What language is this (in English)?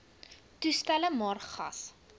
Afrikaans